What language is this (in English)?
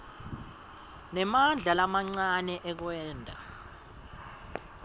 Swati